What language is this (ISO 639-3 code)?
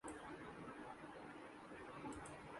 urd